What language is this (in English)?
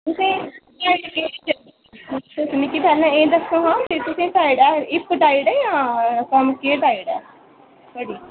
Dogri